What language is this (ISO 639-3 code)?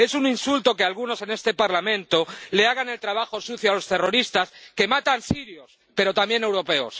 spa